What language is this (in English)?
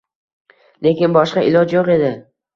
Uzbek